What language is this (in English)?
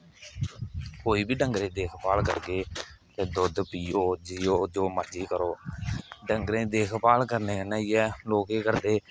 Dogri